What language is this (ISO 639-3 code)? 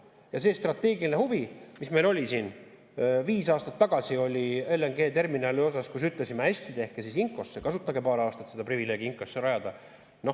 est